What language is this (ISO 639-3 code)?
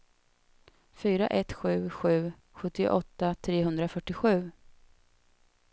swe